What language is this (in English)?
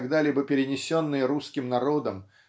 Russian